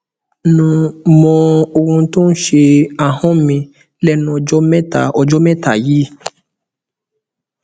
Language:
Yoruba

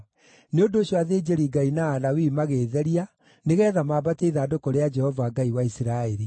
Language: Kikuyu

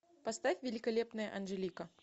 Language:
Russian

